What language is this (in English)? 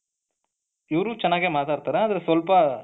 Kannada